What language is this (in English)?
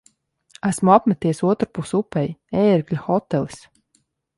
Latvian